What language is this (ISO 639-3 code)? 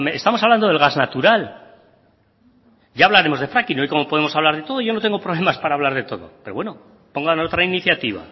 spa